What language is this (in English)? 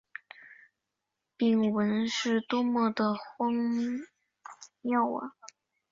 Chinese